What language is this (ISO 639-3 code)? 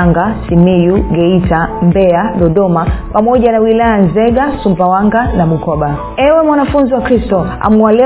swa